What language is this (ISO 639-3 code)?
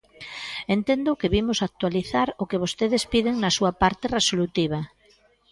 glg